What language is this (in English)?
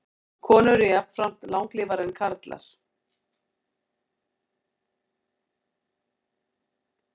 Icelandic